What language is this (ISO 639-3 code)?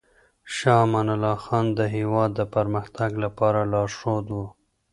pus